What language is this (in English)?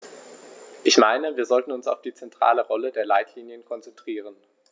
German